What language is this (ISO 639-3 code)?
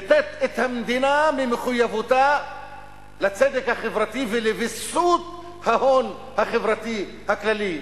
heb